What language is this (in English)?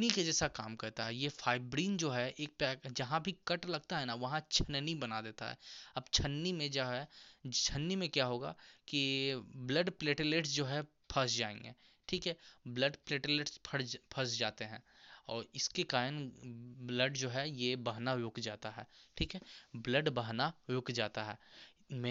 Hindi